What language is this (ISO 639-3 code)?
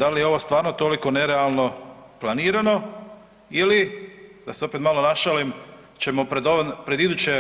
hrv